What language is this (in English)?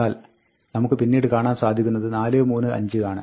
Malayalam